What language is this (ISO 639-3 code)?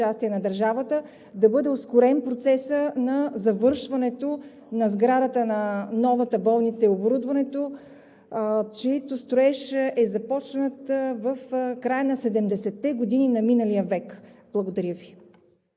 bul